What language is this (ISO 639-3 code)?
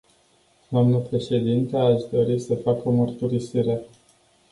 ron